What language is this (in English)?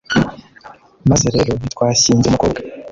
Kinyarwanda